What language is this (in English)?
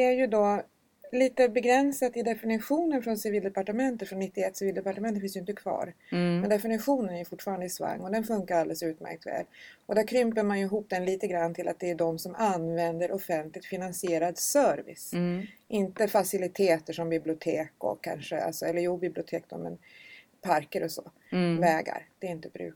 Swedish